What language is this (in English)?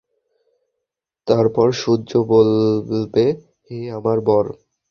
Bangla